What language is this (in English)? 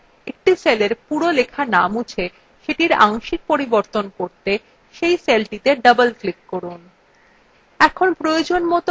Bangla